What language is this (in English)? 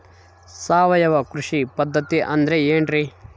Kannada